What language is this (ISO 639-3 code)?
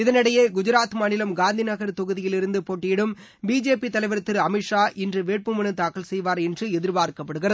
tam